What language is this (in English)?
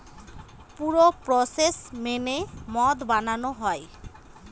Bangla